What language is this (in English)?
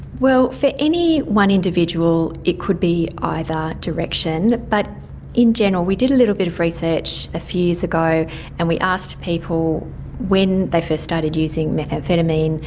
English